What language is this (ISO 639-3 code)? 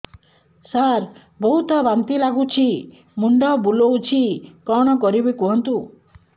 ori